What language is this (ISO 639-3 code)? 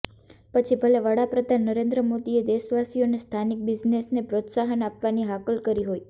guj